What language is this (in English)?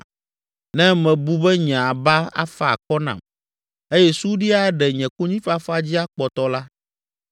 Ewe